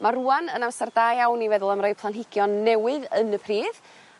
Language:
Welsh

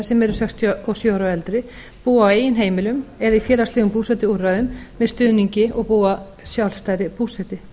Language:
Icelandic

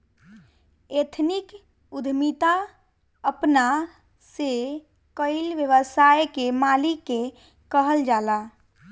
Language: Bhojpuri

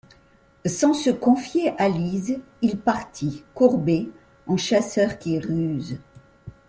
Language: French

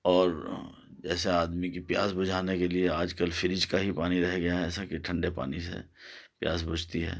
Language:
Urdu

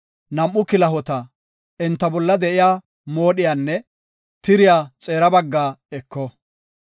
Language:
Gofa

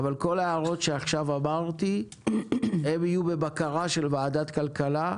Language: Hebrew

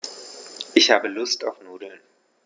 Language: German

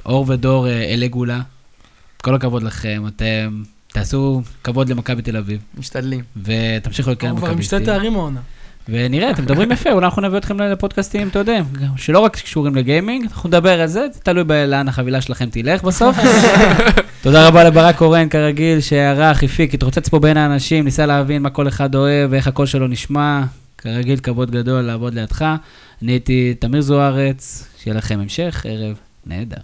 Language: Hebrew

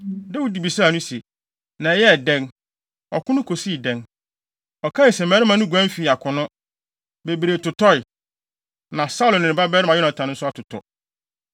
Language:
Akan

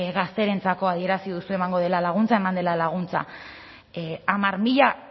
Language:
Basque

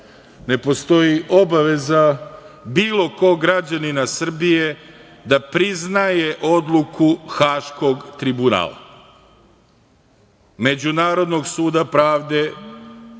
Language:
Serbian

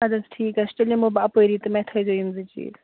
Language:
Kashmiri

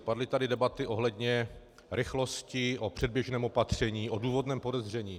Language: Czech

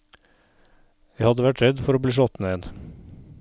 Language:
Norwegian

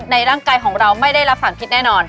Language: Thai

